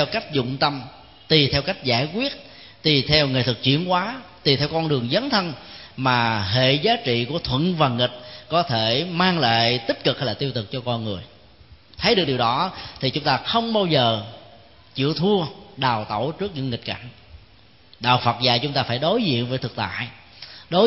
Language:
Vietnamese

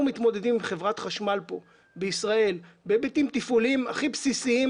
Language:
Hebrew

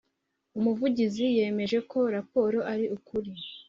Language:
Kinyarwanda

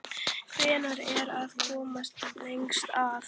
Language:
Icelandic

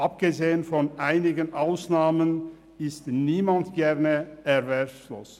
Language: Swiss German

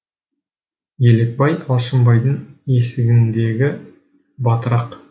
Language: Kazakh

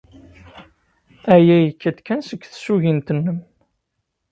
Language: Kabyle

